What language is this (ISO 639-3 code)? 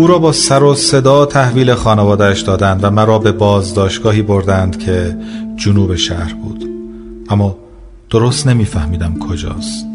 fas